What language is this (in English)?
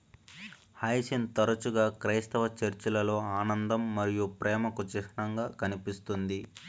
Telugu